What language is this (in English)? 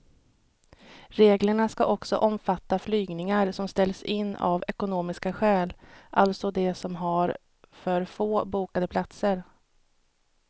Swedish